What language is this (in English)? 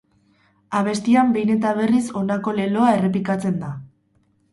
Basque